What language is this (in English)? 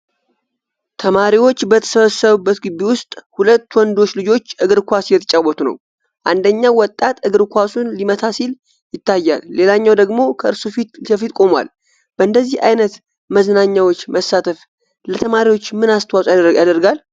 Amharic